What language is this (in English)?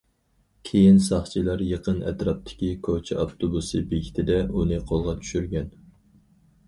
Uyghur